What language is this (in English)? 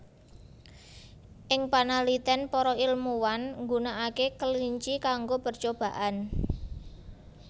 Javanese